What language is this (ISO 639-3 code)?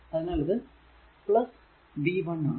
mal